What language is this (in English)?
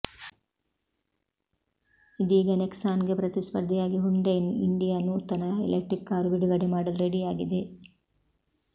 Kannada